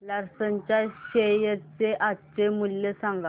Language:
Marathi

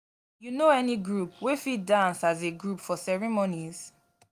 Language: Nigerian Pidgin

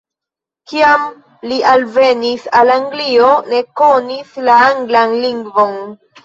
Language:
Esperanto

